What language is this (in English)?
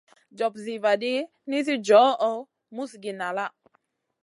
Masana